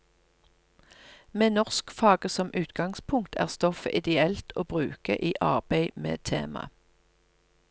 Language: Norwegian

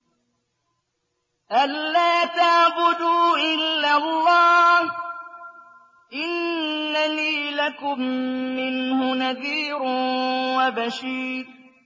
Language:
Arabic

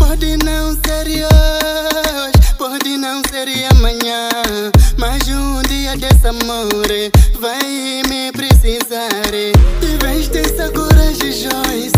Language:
Polish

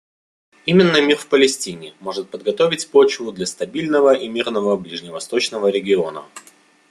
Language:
Russian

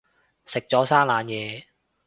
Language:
Cantonese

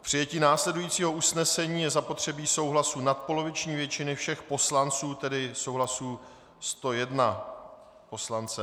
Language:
Czech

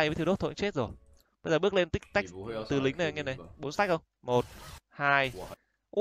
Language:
Vietnamese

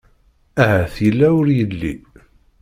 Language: Kabyle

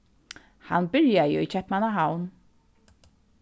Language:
Faroese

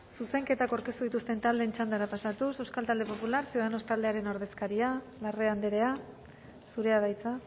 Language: Basque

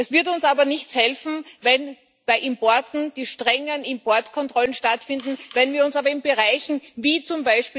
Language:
German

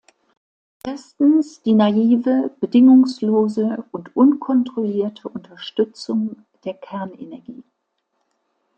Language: German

